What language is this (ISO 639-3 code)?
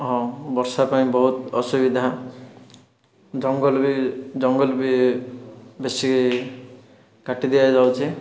ori